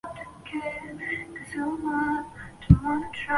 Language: Chinese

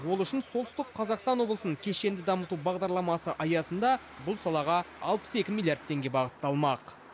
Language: Kazakh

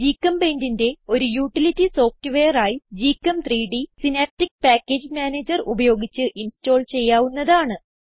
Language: Malayalam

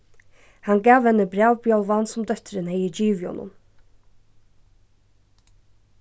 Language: Faroese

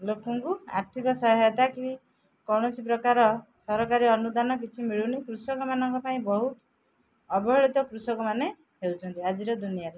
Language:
Odia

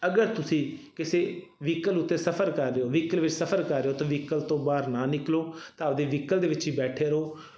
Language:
Punjabi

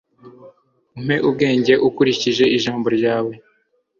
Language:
Kinyarwanda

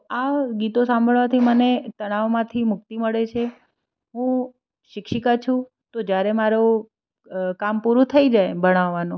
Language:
Gujarati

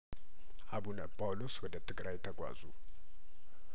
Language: Amharic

